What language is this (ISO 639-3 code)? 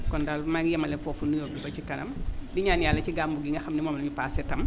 wol